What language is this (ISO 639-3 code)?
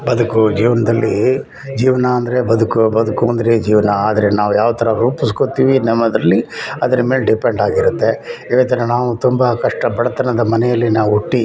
kan